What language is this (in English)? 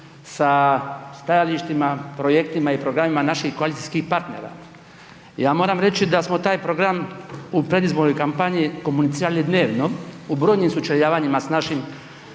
Croatian